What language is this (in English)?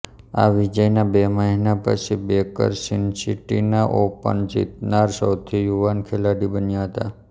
Gujarati